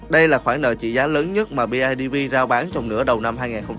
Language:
Vietnamese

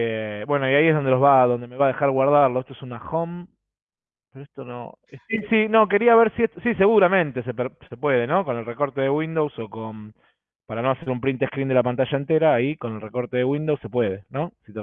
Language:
Spanish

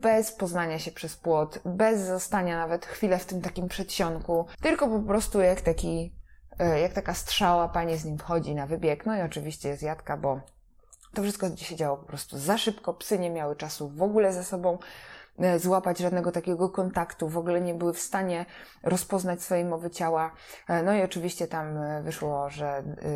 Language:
Polish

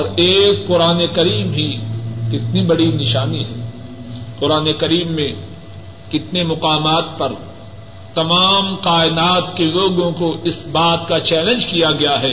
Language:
Urdu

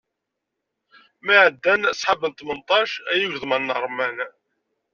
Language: Kabyle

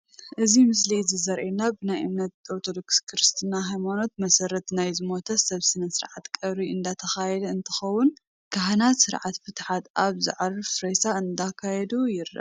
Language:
Tigrinya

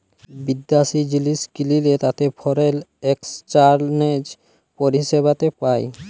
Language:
Bangla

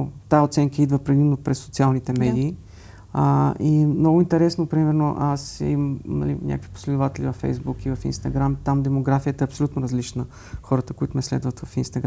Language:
Bulgarian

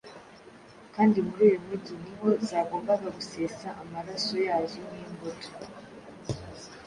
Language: Kinyarwanda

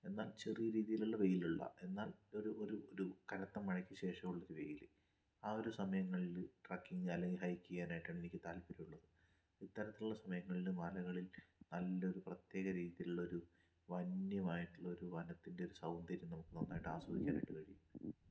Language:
Malayalam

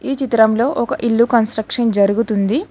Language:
Telugu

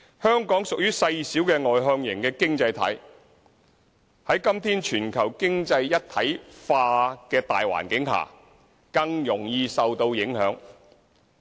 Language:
Cantonese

